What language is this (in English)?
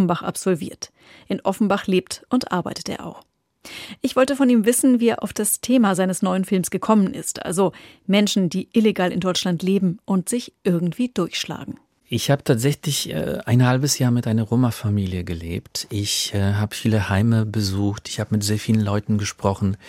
German